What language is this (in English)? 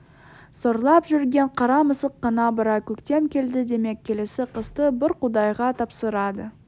Kazakh